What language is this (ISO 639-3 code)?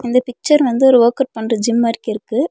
tam